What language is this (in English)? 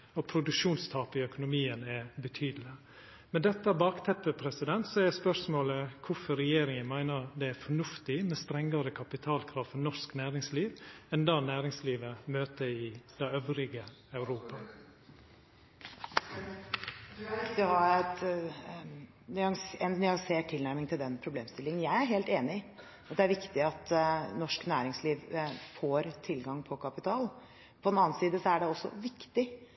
Norwegian